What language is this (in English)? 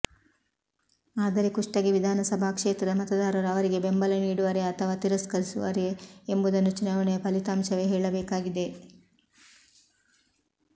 Kannada